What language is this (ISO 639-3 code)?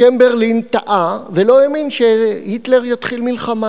heb